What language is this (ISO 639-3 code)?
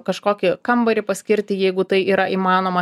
lit